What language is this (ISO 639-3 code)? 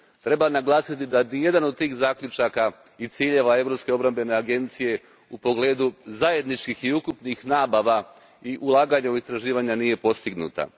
hrv